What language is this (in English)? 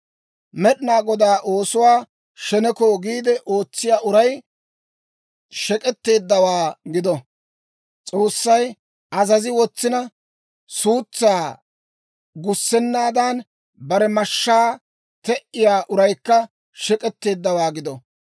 Dawro